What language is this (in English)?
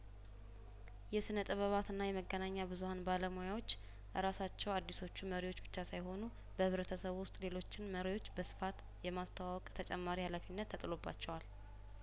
Amharic